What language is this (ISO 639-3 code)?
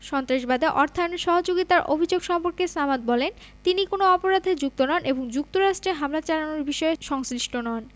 ben